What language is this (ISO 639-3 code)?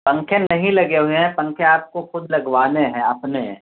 urd